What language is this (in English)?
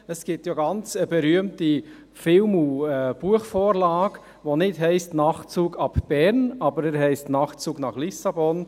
Swiss German